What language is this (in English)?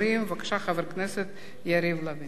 Hebrew